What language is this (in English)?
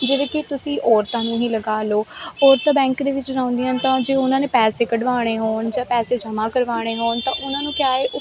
Punjabi